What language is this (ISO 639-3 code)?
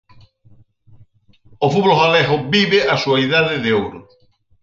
glg